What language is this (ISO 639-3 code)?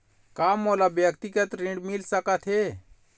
hne